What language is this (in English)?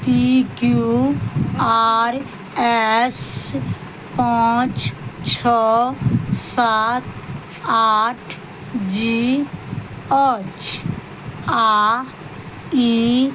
Maithili